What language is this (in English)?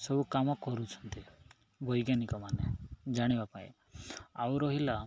Odia